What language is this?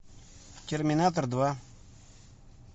Russian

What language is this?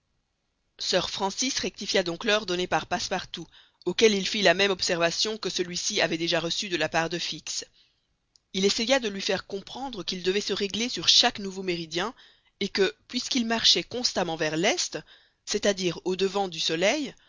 French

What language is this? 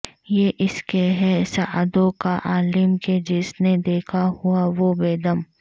Urdu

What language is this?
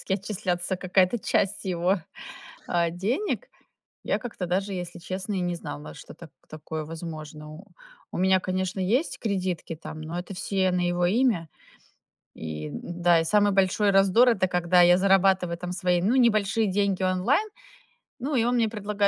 Russian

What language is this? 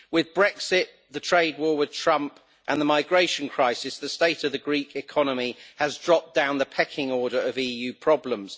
English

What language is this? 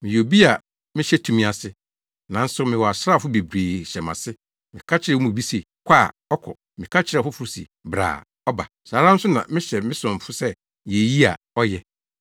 Akan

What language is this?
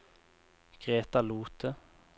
Norwegian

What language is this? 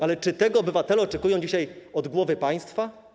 Polish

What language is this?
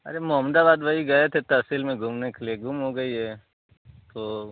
Hindi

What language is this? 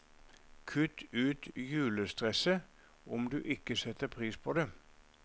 Norwegian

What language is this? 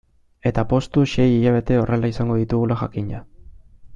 Basque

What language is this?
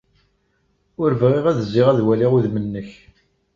Kabyle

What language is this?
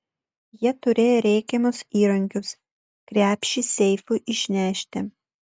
Lithuanian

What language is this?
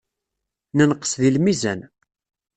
Kabyle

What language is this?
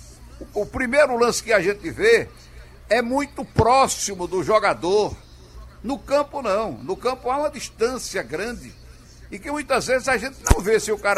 Portuguese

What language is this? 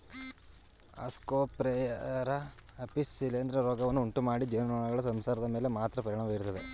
Kannada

